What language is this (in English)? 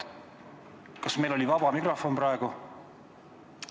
Estonian